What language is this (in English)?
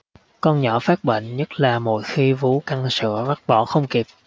Vietnamese